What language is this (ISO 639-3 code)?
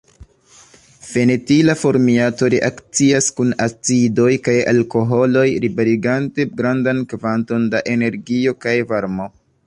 epo